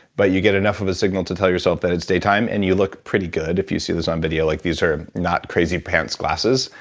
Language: English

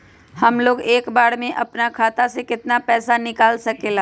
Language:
Magahi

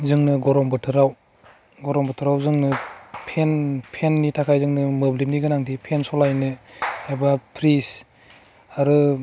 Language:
Bodo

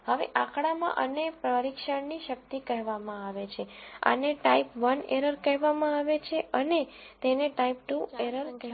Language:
Gujarati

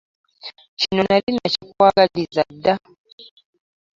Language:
Ganda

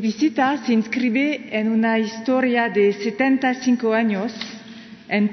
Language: Spanish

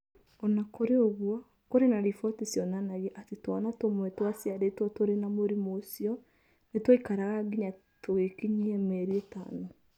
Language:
Kikuyu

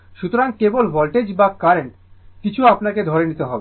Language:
Bangla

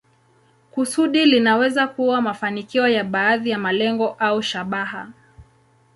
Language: Swahili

